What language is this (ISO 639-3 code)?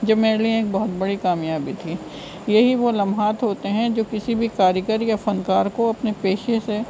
urd